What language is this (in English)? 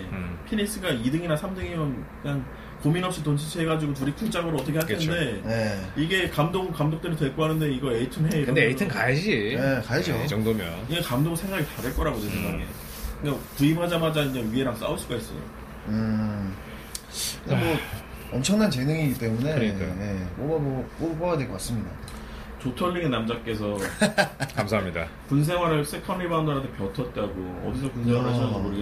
Korean